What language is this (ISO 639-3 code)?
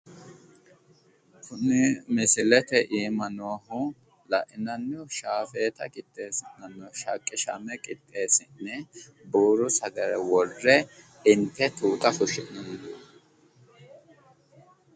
sid